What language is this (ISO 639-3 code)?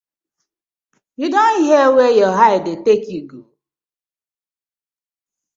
pcm